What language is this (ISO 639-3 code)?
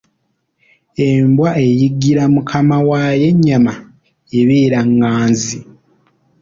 lug